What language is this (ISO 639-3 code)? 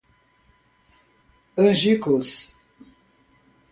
por